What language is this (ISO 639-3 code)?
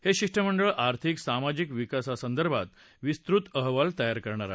mar